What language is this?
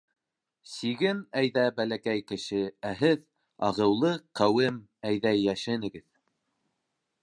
Bashkir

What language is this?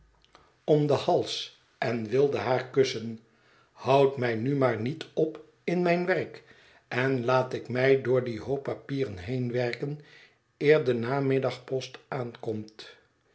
Dutch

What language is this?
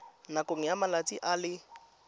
Tswana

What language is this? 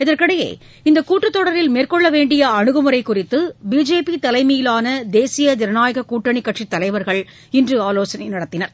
Tamil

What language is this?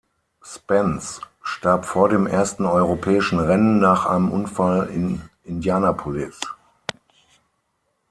German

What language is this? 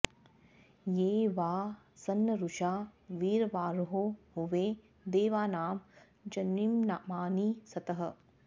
Sanskrit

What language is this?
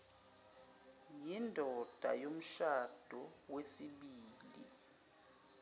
Zulu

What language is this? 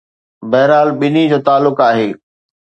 Sindhi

